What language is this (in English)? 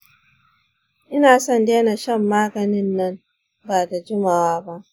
Hausa